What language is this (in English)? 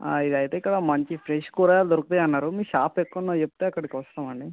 Telugu